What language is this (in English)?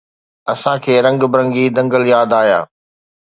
Sindhi